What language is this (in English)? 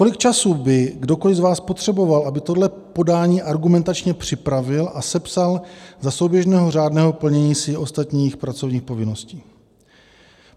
Czech